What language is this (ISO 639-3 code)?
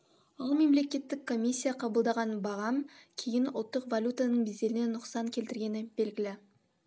kaz